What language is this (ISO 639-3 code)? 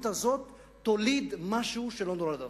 heb